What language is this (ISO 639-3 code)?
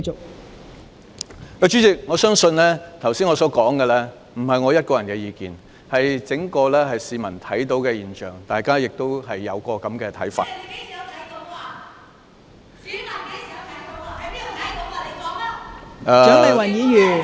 yue